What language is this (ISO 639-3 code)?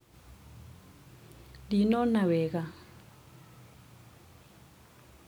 kik